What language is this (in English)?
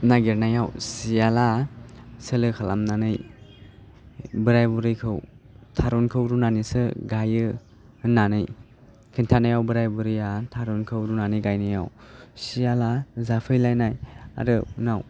Bodo